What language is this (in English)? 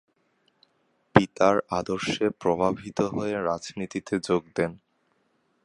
Bangla